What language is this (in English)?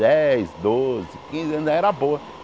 Portuguese